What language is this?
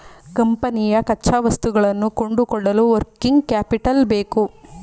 Kannada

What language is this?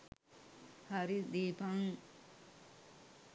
Sinhala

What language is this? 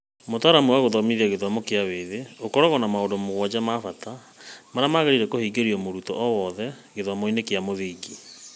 Kikuyu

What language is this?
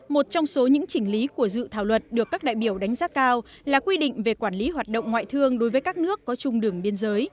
Vietnamese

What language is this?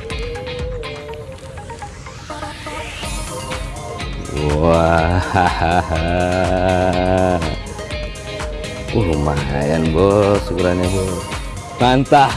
Indonesian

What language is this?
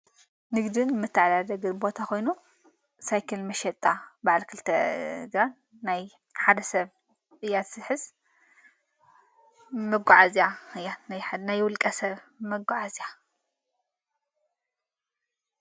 Tigrinya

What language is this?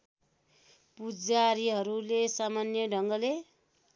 Nepali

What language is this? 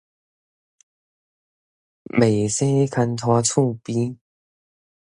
Min Nan Chinese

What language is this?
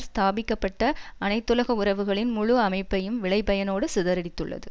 Tamil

